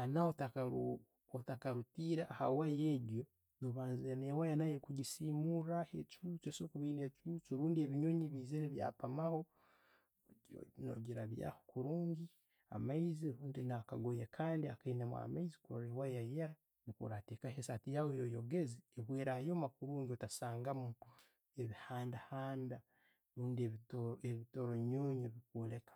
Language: Tooro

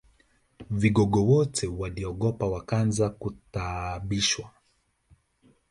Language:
Swahili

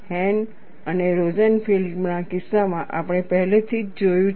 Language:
Gujarati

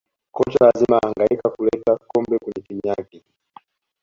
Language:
Swahili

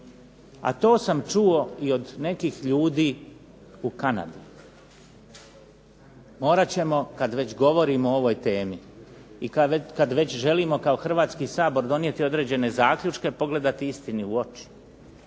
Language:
Croatian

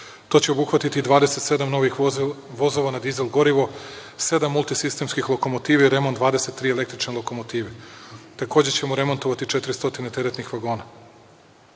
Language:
Serbian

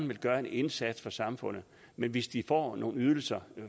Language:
Danish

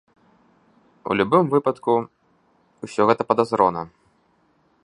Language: Belarusian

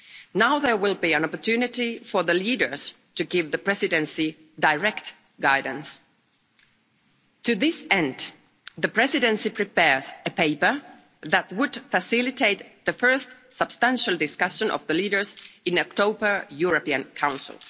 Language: English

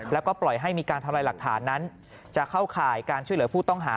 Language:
Thai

